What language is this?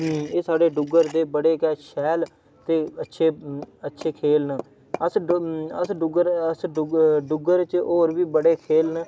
Dogri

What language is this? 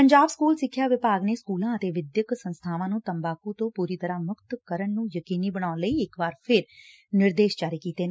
Punjabi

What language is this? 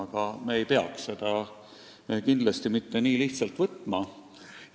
Estonian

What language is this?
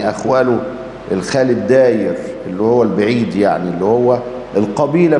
Arabic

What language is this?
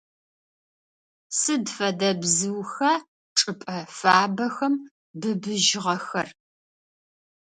Adyghe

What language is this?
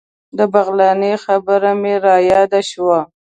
Pashto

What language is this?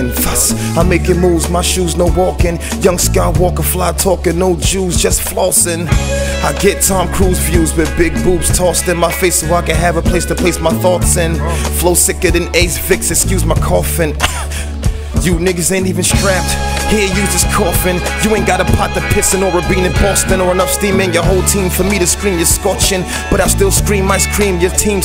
English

